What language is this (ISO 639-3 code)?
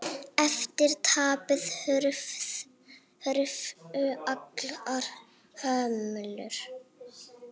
isl